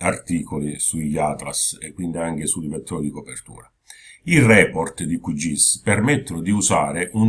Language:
Italian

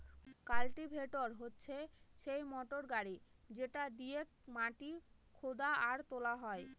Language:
Bangla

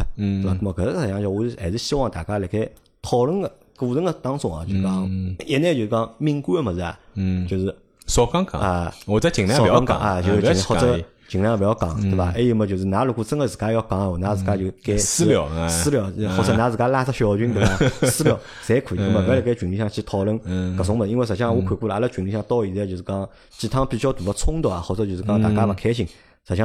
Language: Chinese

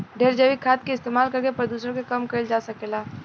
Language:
Bhojpuri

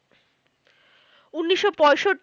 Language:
Bangla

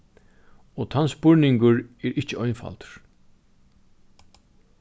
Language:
Faroese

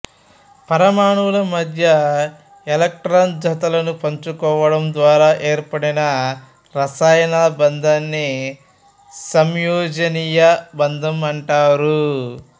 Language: Telugu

